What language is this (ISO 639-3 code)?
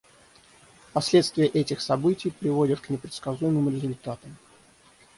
rus